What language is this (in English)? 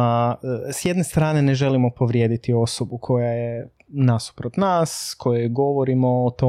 Croatian